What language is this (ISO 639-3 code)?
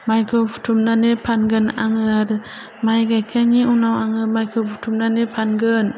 brx